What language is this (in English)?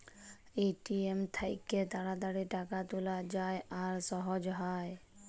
Bangla